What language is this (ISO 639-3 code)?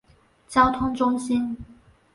zho